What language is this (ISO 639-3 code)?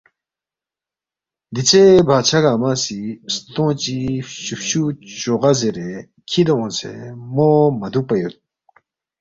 bft